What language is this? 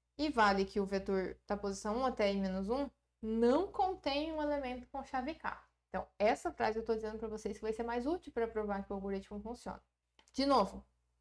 Portuguese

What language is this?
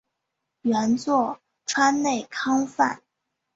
Chinese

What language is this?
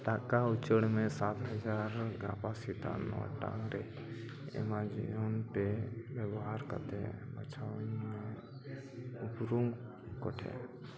Santali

